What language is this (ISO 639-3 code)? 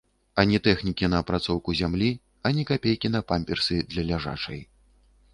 bel